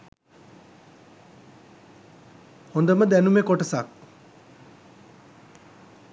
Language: Sinhala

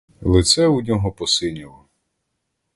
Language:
Ukrainian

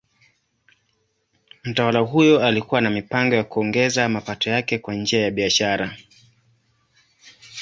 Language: Swahili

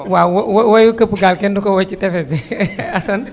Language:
Wolof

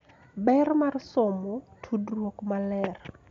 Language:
Luo (Kenya and Tanzania)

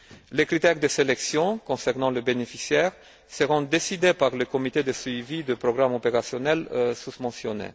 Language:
French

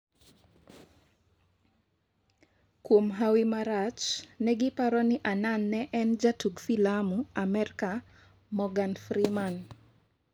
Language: Luo (Kenya and Tanzania)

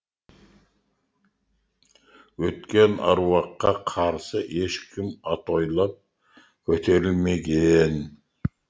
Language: Kazakh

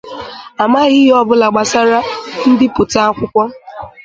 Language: Igbo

